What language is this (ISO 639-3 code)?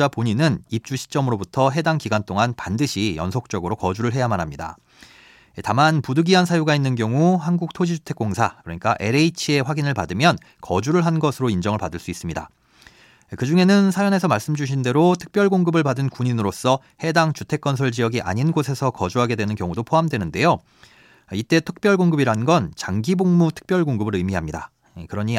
kor